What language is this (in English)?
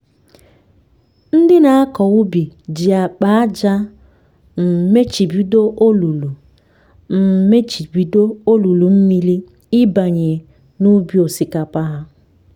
Igbo